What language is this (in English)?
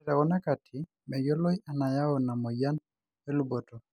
Masai